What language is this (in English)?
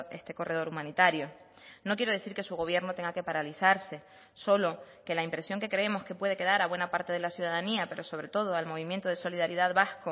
Spanish